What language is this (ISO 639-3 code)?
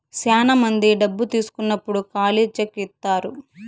tel